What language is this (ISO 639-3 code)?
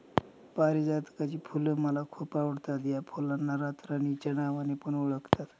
mar